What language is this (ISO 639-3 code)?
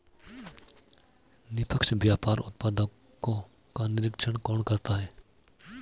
hin